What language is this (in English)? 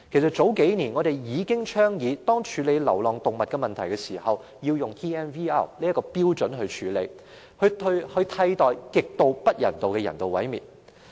Cantonese